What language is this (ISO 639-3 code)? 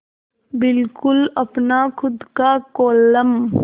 hin